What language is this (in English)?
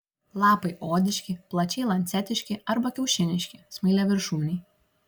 Lithuanian